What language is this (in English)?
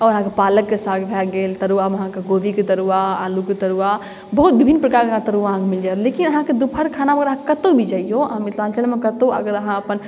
Maithili